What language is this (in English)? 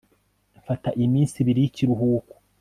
Kinyarwanda